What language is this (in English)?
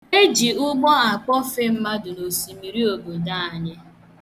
Igbo